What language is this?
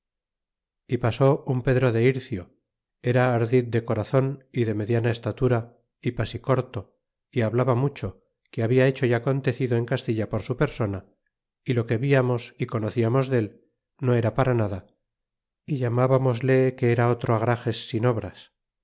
Spanish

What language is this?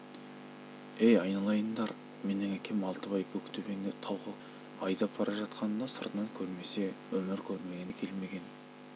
Kazakh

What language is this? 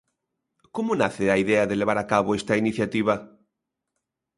Galician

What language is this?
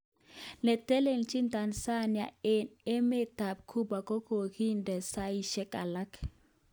Kalenjin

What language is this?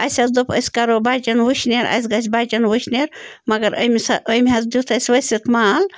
Kashmiri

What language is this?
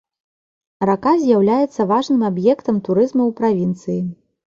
Belarusian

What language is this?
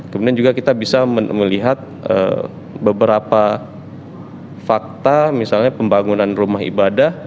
Indonesian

